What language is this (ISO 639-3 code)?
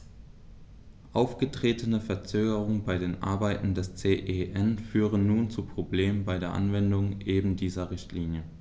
deu